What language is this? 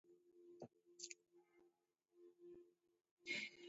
Taita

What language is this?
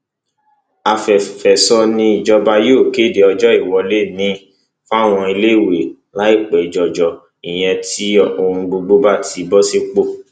Yoruba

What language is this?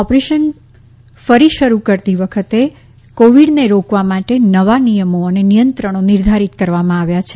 Gujarati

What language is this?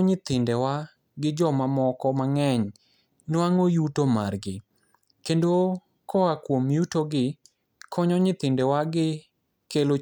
Luo (Kenya and Tanzania)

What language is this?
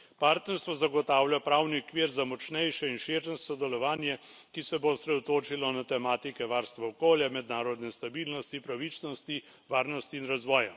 Slovenian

